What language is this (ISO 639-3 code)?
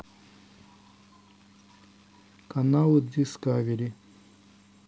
rus